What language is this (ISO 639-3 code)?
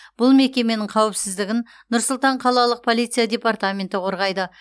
kaz